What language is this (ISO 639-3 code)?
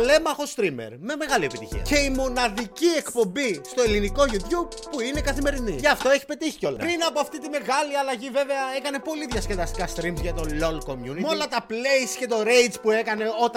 ell